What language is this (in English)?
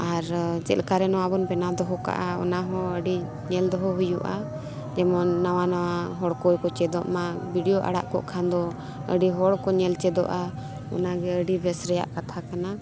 Santali